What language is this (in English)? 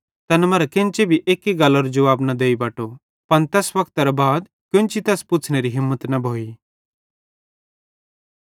Bhadrawahi